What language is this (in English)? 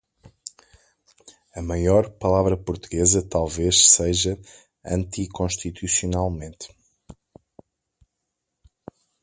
Portuguese